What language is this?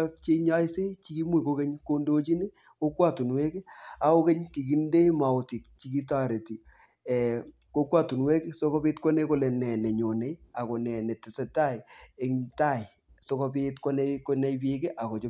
Kalenjin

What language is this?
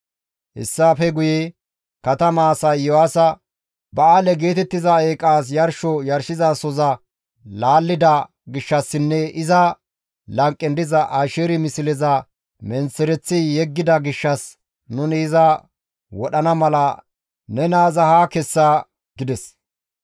Gamo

